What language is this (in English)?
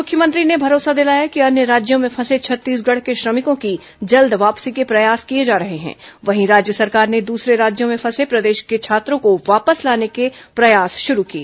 Hindi